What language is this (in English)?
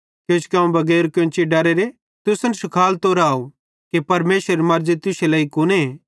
Bhadrawahi